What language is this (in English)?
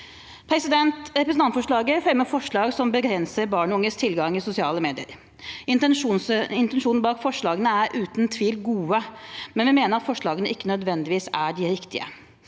Norwegian